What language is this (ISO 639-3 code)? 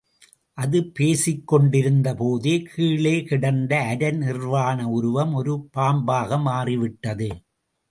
tam